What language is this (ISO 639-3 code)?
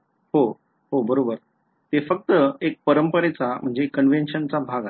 mar